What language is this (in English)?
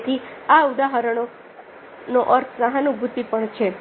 Gujarati